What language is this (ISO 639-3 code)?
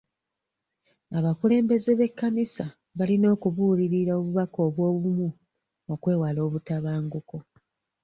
lug